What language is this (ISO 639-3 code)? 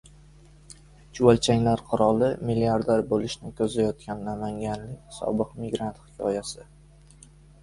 uzb